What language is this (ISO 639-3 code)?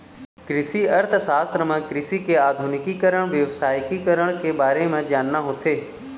hne